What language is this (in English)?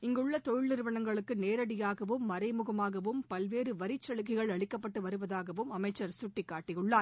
Tamil